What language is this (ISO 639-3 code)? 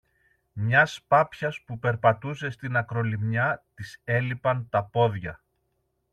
ell